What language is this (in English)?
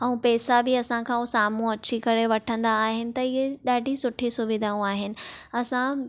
Sindhi